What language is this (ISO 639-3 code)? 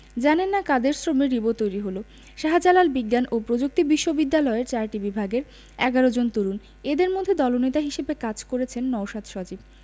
ben